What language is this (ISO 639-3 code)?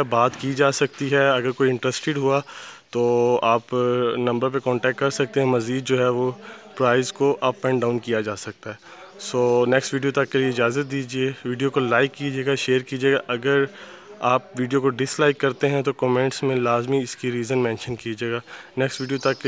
hin